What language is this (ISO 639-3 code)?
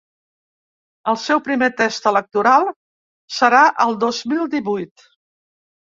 cat